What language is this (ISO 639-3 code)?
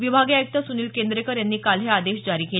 mar